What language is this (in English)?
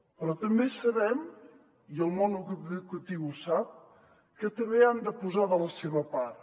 Catalan